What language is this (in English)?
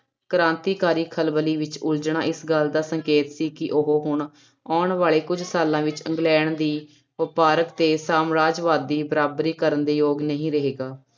Punjabi